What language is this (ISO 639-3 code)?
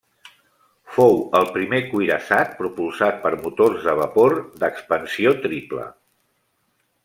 cat